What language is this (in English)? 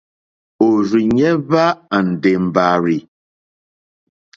Mokpwe